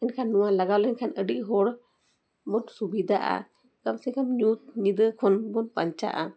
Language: Santali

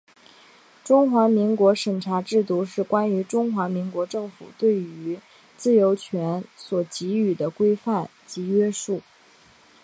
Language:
Chinese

